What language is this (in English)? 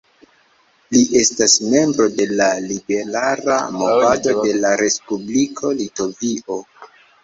Esperanto